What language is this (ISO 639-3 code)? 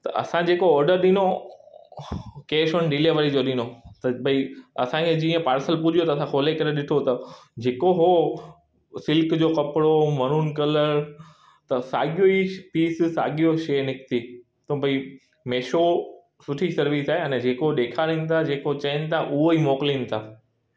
snd